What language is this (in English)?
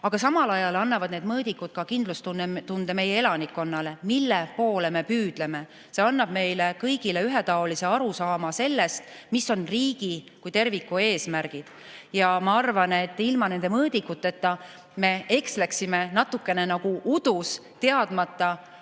Estonian